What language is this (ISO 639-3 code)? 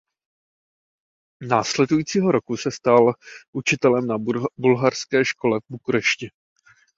ces